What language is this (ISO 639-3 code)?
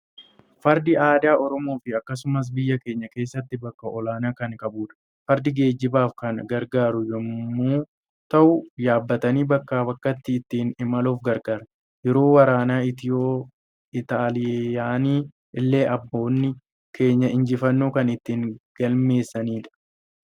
orm